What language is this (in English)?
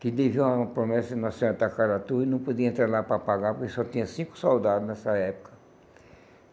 Portuguese